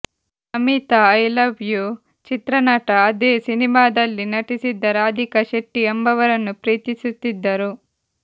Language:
Kannada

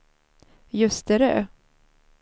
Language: Swedish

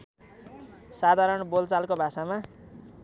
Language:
Nepali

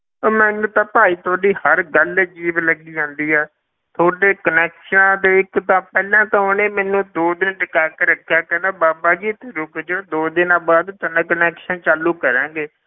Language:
Punjabi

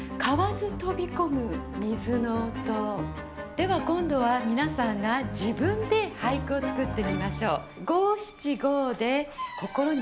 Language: Japanese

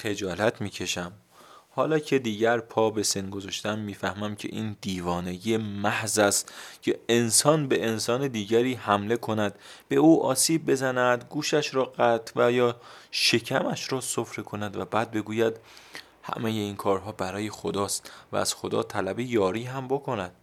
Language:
Persian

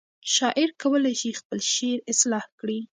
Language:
Pashto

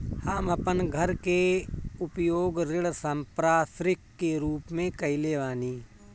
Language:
Bhojpuri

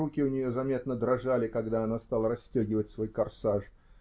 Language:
Russian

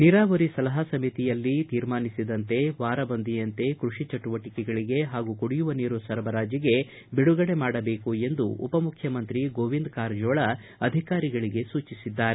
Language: Kannada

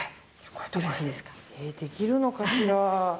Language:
Japanese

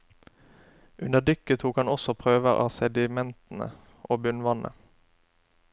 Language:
Norwegian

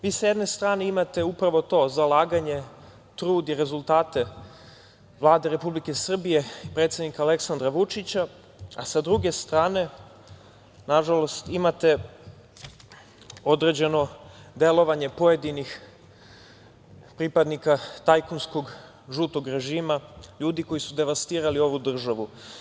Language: Serbian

